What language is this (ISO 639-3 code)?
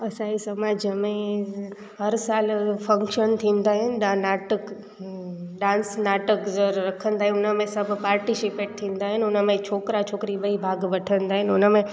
snd